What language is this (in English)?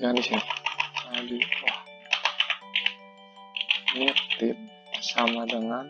Indonesian